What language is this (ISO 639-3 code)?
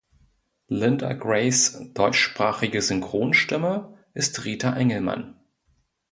deu